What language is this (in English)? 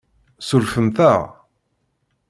Kabyle